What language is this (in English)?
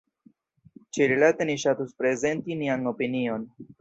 Esperanto